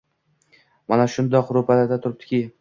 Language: Uzbek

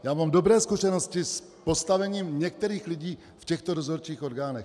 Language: Czech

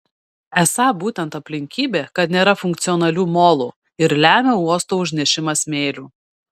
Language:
Lithuanian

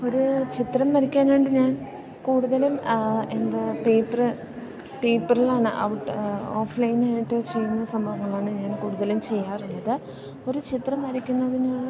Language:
Malayalam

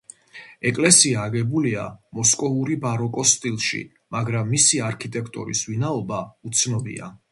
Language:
Georgian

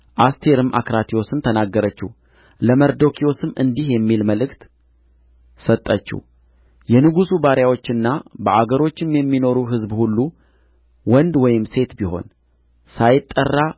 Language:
Amharic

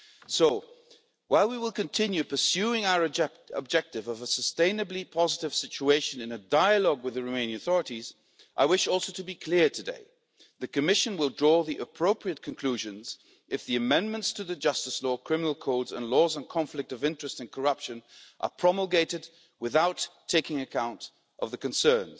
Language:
English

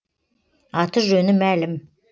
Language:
Kazakh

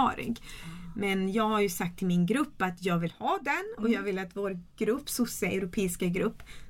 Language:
Swedish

